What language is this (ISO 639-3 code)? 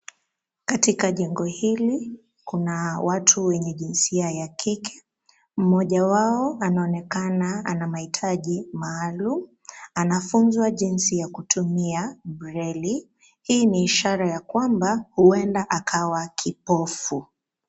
swa